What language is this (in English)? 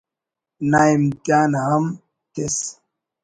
Brahui